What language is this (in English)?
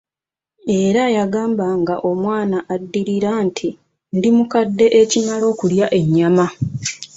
Ganda